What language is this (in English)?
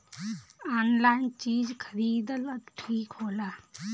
Bhojpuri